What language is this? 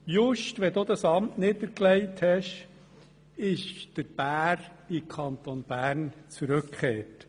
Swiss German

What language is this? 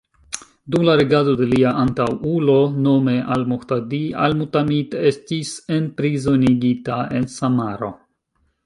Esperanto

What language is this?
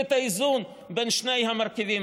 Hebrew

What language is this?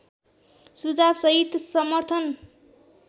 Nepali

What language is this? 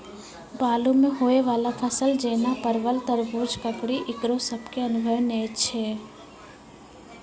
Maithili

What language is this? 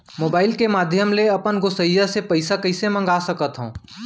Chhattisgarhi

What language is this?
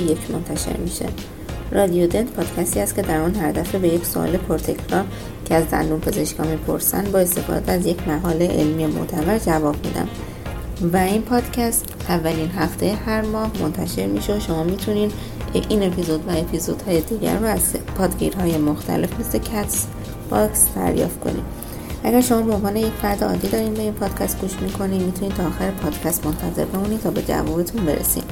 Persian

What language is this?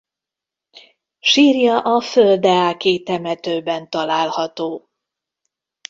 Hungarian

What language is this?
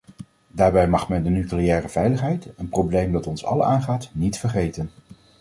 Dutch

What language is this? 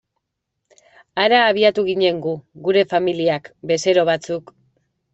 Basque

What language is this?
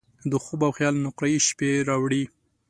Pashto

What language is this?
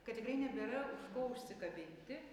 Lithuanian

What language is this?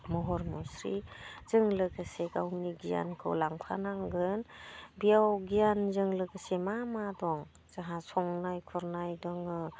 Bodo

